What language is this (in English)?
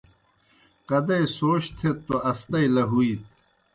Kohistani Shina